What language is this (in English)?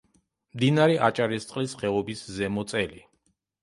Georgian